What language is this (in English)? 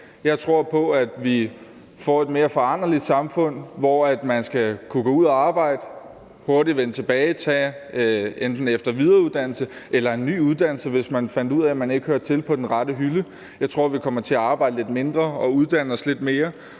Danish